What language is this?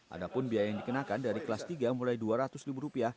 Indonesian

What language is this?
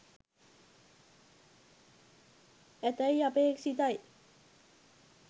Sinhala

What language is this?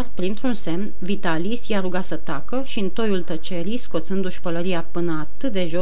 Romanian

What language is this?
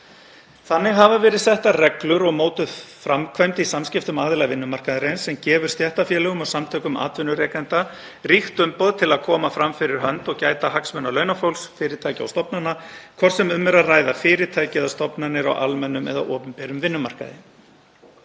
Icelandic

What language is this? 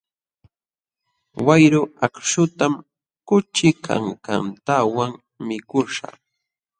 Jauja Wanca Quechua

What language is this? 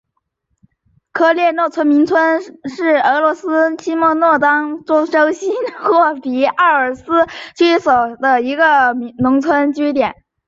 Chinese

